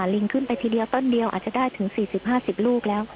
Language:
Thai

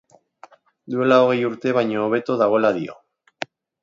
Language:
Basque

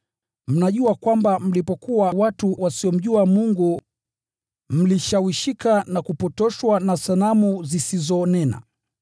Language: Swahili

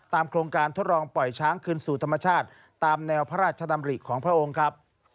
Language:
Thai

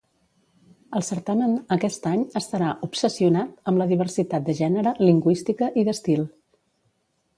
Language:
Catalan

